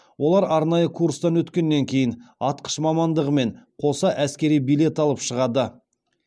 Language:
Kazakh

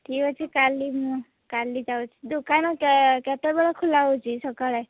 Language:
Odia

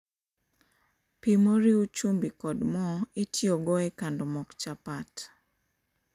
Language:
Luo (Kenya and Tanzania)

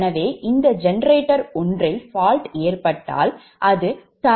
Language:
Tamil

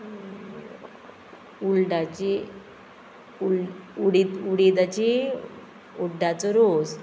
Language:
Konkani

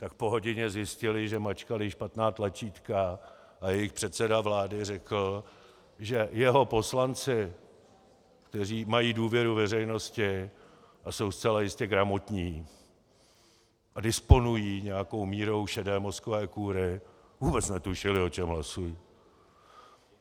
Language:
Czech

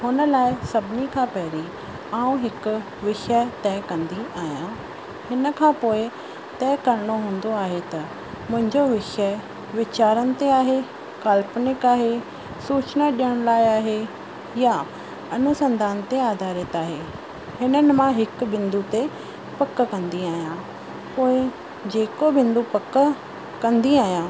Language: Sindhi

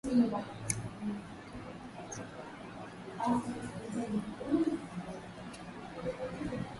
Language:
Swahili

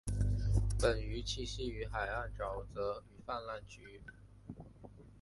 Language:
Chinese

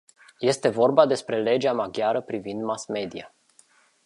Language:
Romanian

